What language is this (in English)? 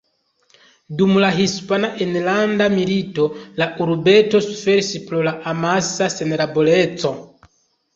Esperanto